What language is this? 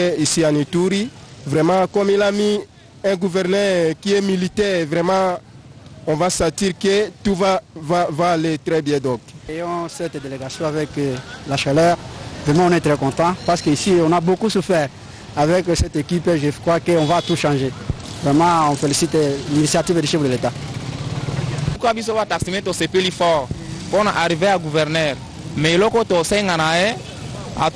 French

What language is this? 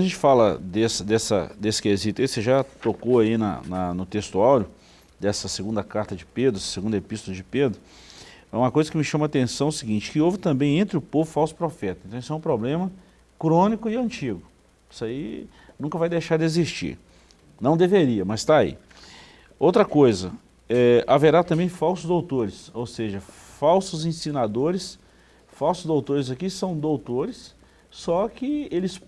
Portuguese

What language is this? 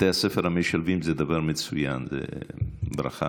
Hebrew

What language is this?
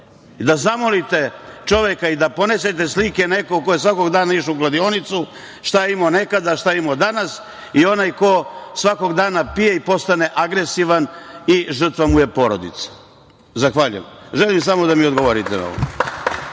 Serbian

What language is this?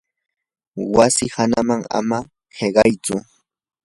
Yanahuanca Pasco Quechua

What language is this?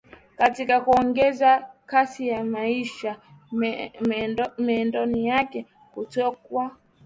Swahili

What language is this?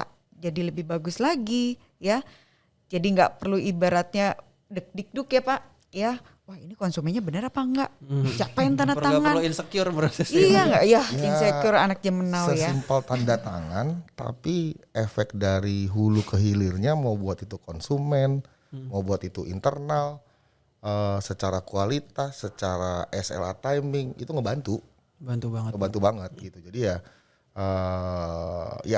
Indonesian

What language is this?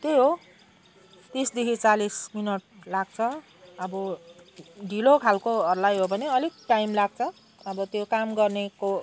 Nepali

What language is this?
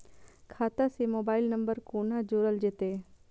Maithili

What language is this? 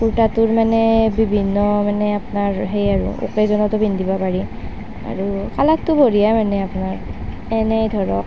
Assamese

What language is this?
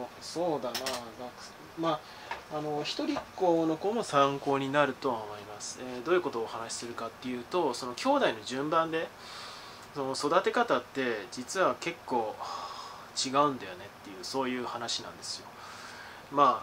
Japanese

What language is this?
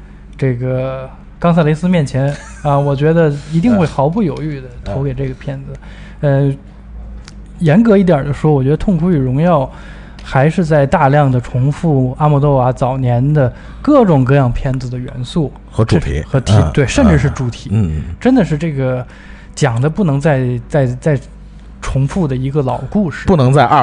Chinese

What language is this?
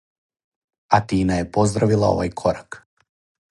Serbian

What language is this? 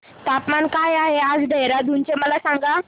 Marathi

